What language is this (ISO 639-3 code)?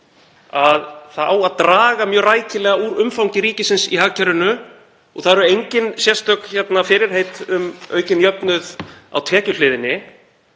isl